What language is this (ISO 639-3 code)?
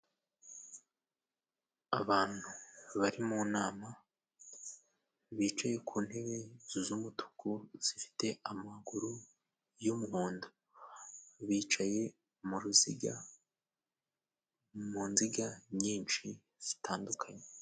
kin